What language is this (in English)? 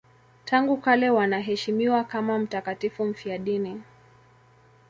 Swahili